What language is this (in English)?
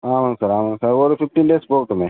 Tamil